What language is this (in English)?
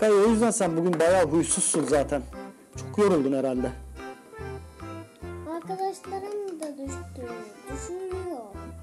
Turkish